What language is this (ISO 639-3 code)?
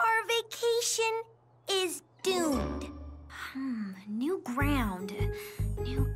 eng